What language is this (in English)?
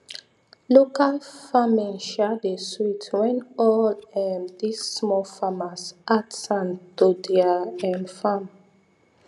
Nigerian Pidgin